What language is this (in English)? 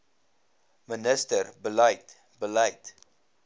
Afrikaans